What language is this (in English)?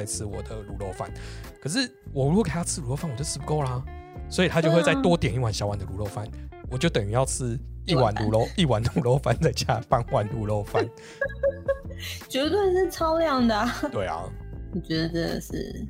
Chinese